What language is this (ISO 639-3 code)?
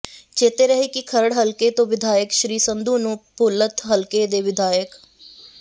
pan